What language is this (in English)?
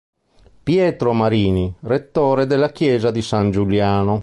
Italian